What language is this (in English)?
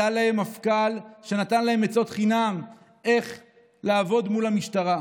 Hebrew